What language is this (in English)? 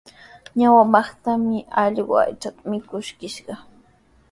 Sihuas Ancash Quechua